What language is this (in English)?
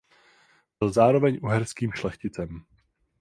Czech